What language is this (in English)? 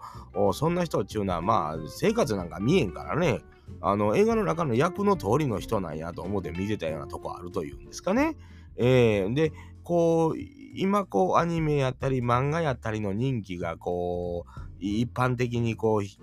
Japanese